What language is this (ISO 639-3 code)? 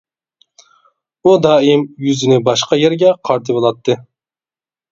uig